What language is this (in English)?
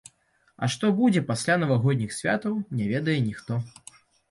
Belarusian